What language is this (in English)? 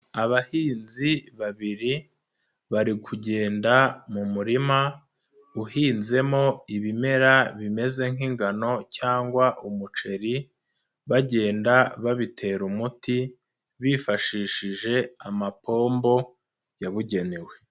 Kinyarwanda